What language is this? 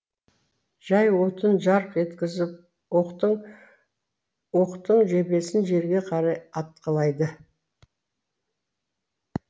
Kazakh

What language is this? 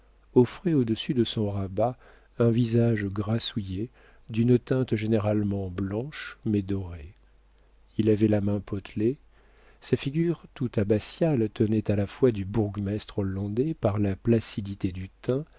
French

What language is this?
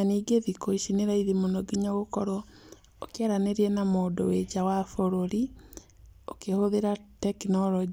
Kikuyu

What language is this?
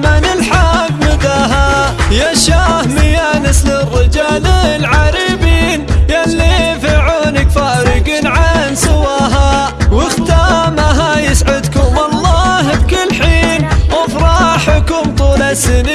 Arabic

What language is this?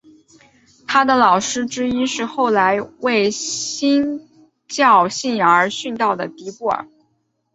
Chinese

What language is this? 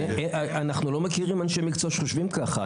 Hebrew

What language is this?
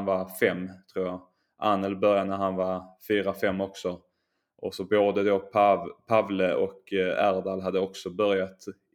Swedish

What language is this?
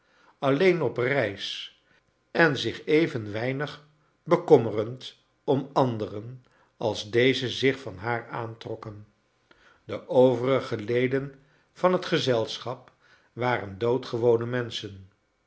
Dutch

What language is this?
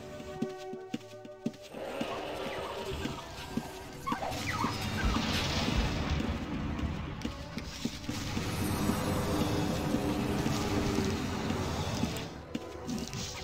Korean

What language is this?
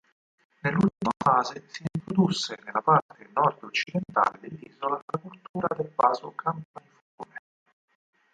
Italian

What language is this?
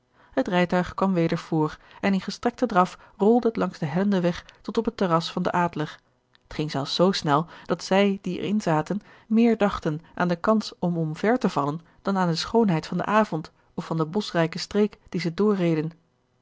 Dutch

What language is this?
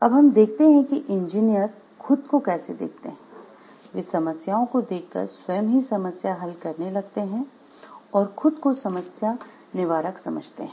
Hindi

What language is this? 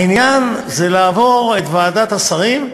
Hebrew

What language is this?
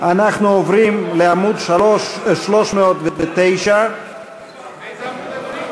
Hebrew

